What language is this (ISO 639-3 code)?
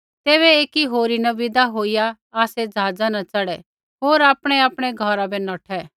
kfx